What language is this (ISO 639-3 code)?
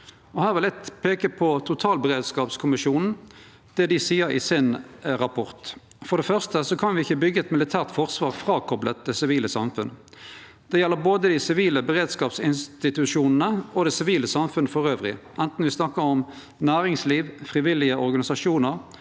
nor